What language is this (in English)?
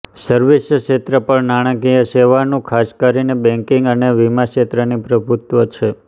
Gujarati